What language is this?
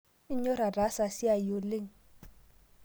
Masai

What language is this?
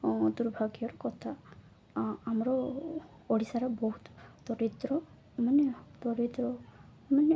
Odia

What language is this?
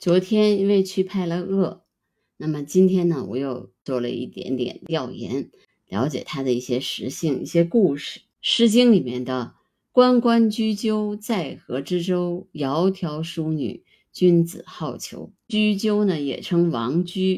Chinese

